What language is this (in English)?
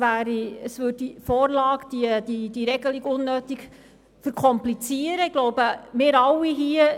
Swiss German